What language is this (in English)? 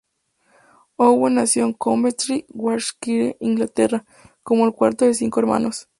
Spanish